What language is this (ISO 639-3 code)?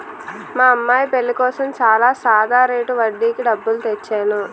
tel